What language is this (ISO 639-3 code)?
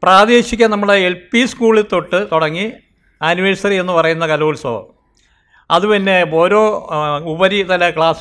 vie